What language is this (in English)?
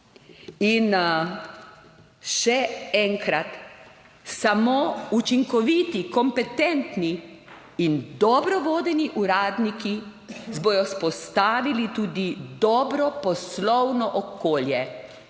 Slovenian